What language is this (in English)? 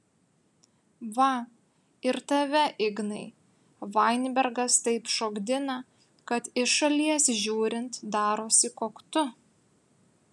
Lithuanian